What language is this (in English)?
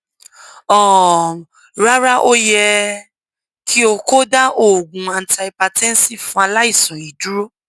Yoruba